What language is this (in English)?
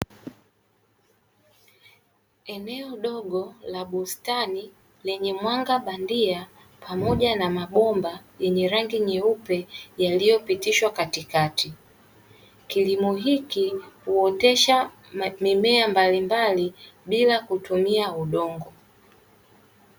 Swahili